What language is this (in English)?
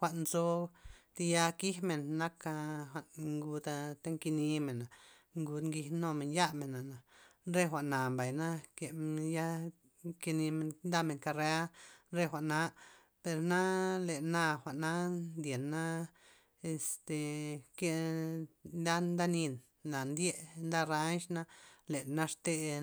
Loxicha Zapotec